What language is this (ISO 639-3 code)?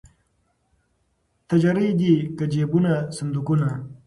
pus